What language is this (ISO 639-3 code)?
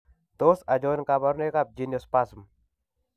kln